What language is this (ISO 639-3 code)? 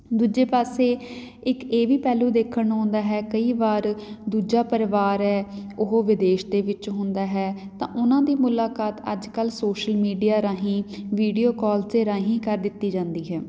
pan